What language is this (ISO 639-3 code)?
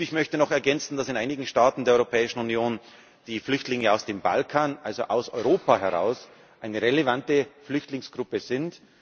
deu